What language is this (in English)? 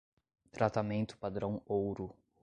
Portuguese